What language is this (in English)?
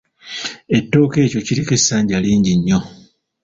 Ganda